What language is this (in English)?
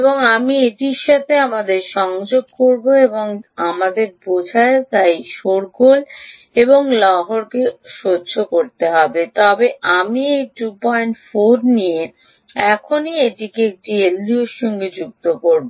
Bangla